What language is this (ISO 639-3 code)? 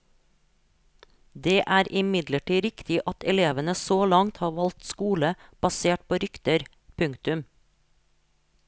nor